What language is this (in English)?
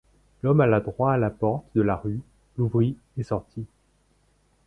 French